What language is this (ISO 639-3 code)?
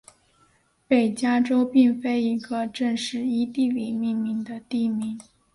zho